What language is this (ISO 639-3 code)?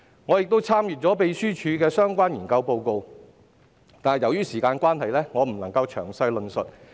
yue